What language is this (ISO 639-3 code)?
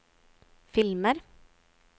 nor